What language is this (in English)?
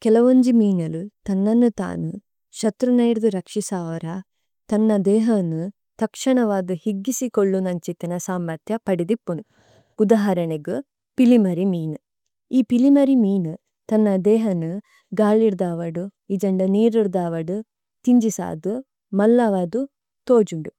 Tulu